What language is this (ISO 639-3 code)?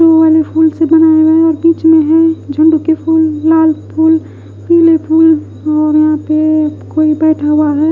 hin